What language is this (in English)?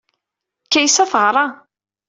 Kabyle